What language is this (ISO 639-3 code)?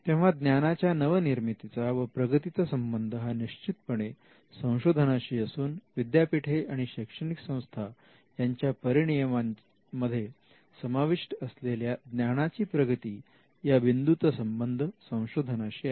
mar